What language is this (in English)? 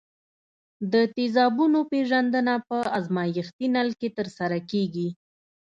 Pashto